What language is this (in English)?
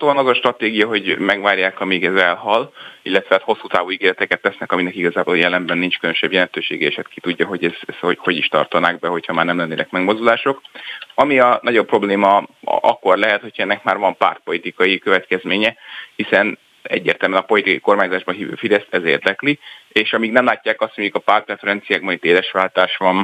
Hungarian